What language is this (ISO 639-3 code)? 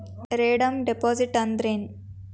kan